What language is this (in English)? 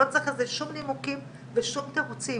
Hebrew